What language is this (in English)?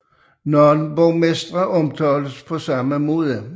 Danish